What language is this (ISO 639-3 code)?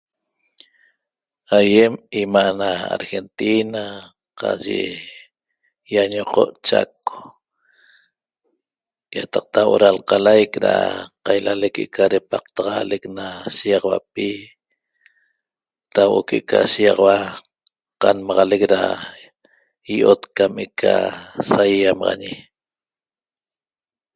tob